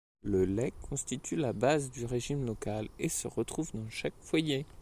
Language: French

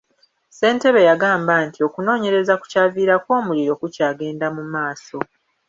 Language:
Ganda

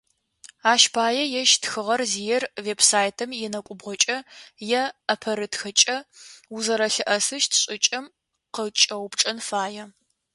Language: Adyghe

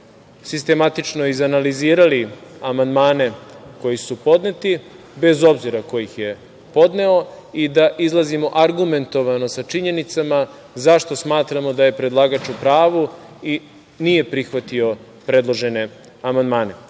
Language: Serbian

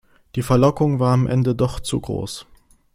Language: German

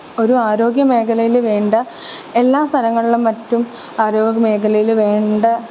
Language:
Malayalam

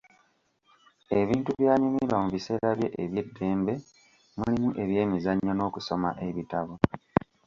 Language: Ganda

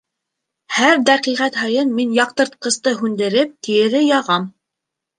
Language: Bashkir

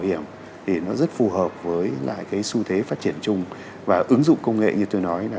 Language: Vietnamese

